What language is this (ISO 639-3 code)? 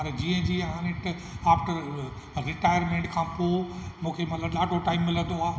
snd